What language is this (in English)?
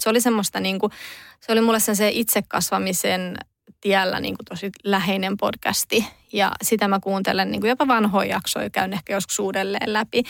Finnish